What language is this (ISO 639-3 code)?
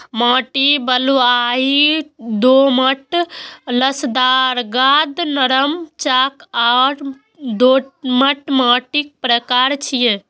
mai